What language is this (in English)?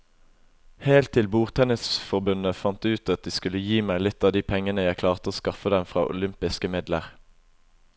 Norwegian